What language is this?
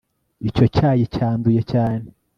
Kinyarwanda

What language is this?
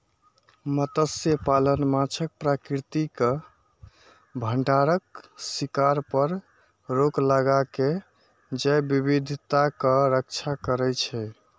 Maithili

